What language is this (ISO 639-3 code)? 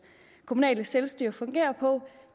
dan